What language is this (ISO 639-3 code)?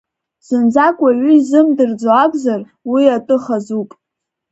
abk